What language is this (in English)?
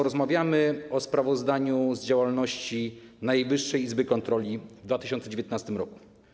Polish